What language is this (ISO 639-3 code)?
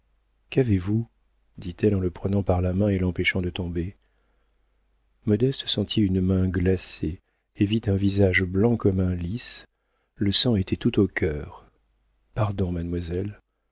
fra